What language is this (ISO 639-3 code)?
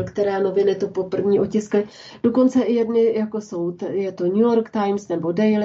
ces